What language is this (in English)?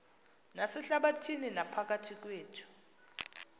Xhosa